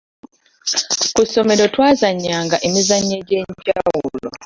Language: Ganda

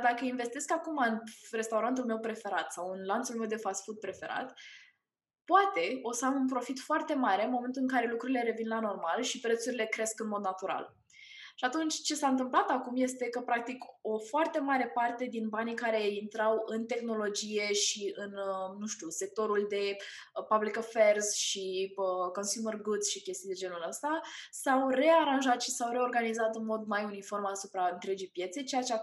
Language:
Romanian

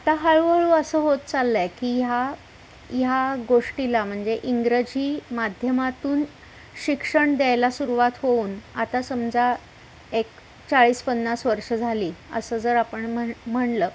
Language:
Marathi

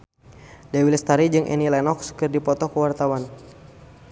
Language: Sundanese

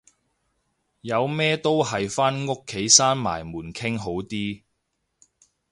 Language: Cantonese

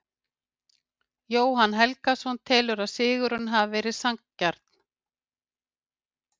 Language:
Icelandic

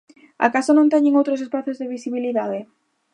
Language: Galician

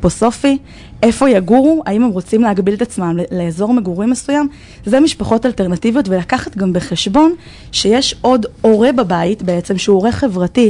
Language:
Hebrew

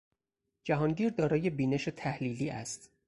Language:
Persian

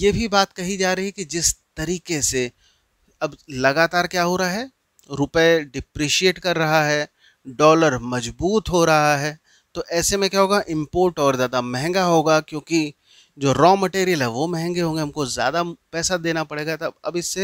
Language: Hindi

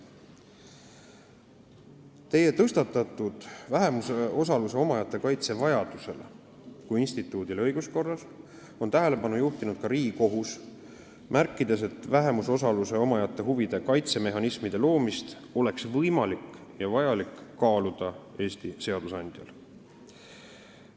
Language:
Estonian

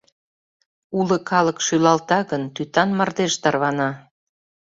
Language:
Mari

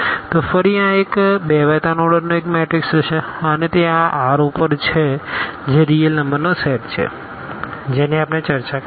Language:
Gujarati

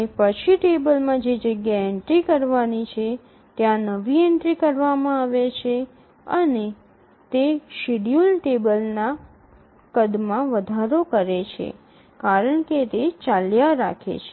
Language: Gujarati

